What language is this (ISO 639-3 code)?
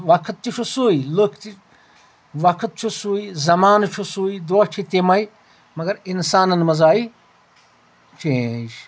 kas